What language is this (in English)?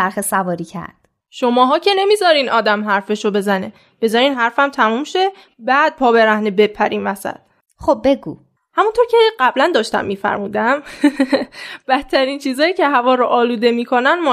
Persian